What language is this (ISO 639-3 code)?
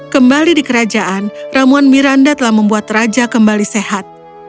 ind